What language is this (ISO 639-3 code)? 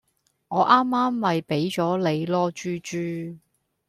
yue